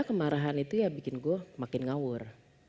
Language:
Indonesian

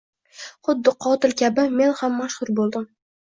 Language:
Uzbek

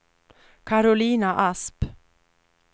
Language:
Swedish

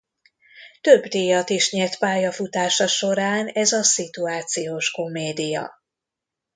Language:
Hungarian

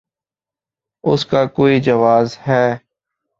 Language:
Urdu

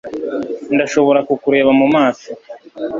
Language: Kinyarwanda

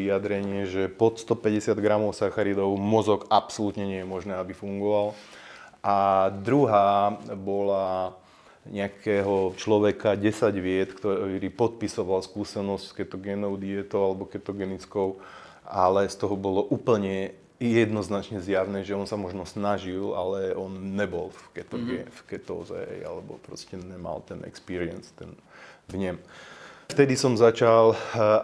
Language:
Slovak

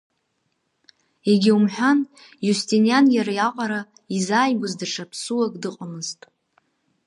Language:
Abkhazian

